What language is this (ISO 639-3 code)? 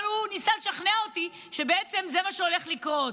heb